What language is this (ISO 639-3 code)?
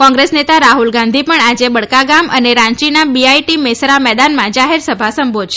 guj